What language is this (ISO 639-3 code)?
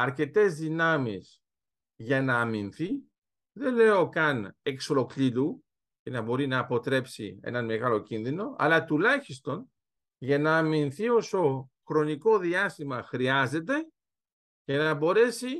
ell